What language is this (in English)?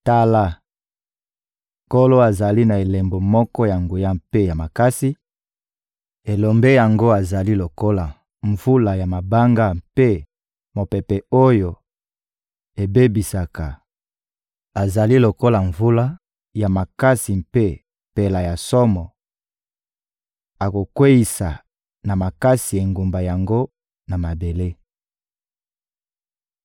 Lingala